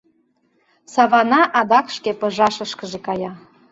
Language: Mari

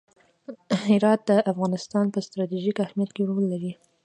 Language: Pashto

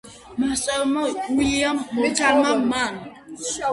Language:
Georgian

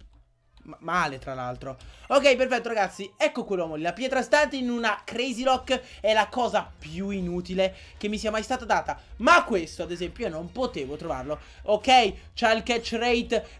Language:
Italian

